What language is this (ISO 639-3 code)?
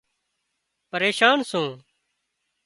kxp